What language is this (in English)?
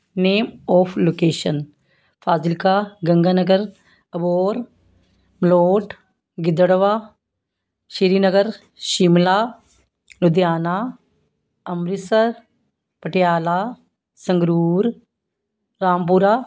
Punjabi